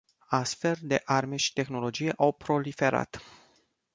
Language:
Romanian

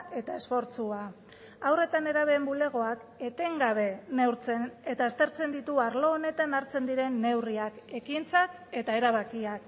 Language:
Basque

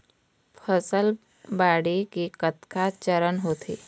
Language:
Chhattisgarhi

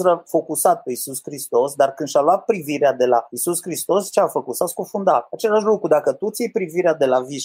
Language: Romanian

